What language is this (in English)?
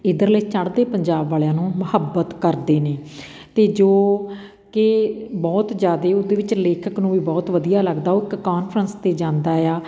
Punjabi